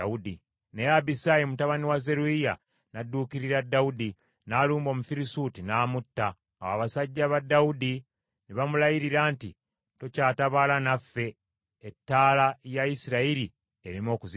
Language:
Ganda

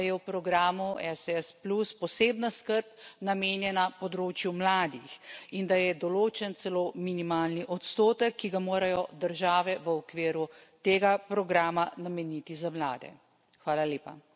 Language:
Slovenian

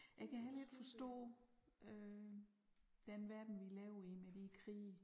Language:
Danish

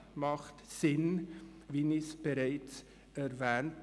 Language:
Swiss German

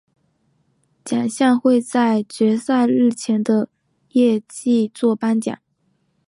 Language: Chinese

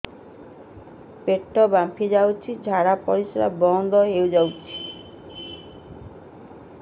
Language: Odia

